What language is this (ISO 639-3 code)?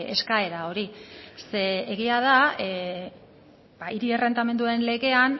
eus